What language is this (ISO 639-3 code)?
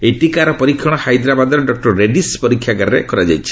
ori